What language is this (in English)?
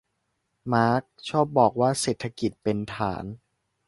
Thai